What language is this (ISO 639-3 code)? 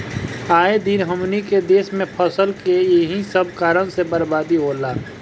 bho